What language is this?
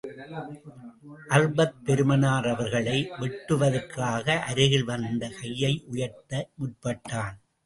Tamil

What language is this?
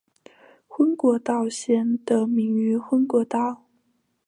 Chinese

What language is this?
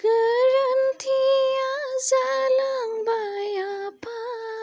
Bodo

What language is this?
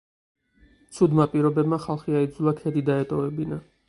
Georgian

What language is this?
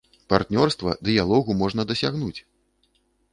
Belarusian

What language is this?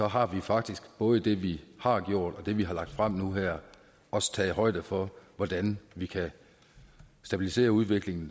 Danish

